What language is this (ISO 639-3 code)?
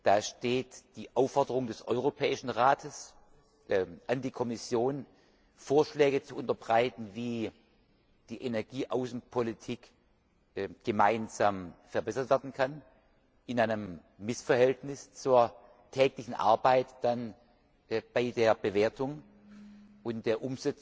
deu